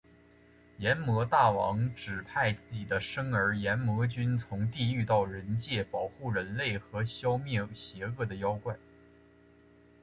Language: Chinese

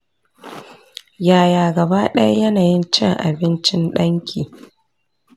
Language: Hausa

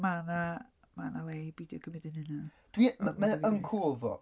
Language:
Welsh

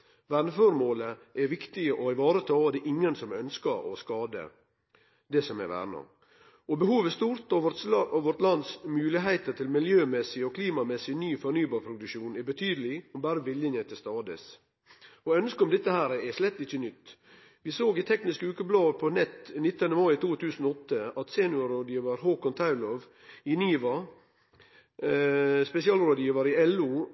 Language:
Norwegian Nynorsk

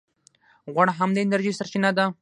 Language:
Pashto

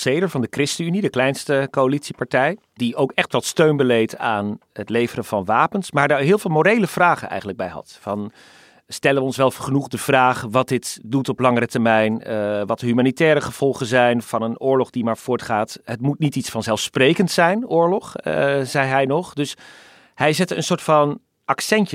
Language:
Dutch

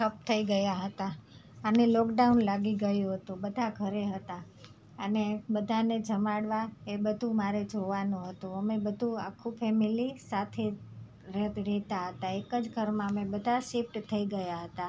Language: Gujarati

